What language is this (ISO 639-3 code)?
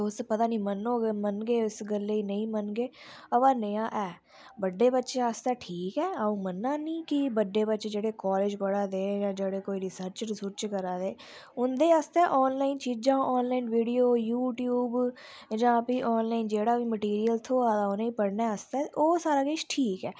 doi